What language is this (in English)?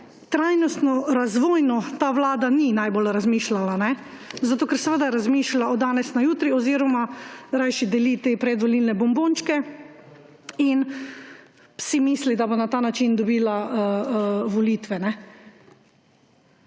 Slovenian